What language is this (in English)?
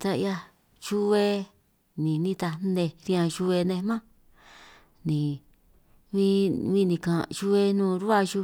San Martín Itunyoso Triqui